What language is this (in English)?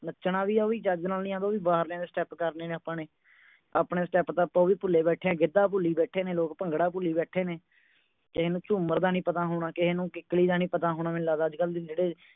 Punjabi